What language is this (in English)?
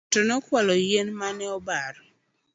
Luo (Kenya and Tanzania)